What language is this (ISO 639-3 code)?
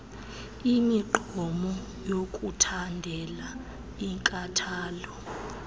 xho